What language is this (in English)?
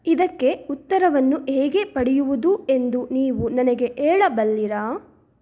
Kannada